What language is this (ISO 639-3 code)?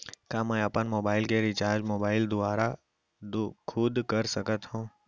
hne